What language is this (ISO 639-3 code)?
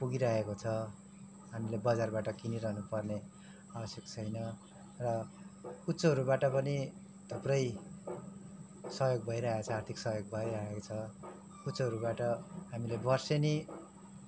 nep